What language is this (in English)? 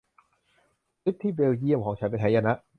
Thai